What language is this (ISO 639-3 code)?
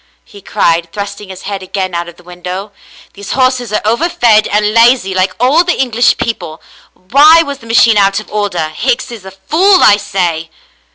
eng